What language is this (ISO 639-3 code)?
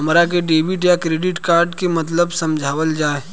bho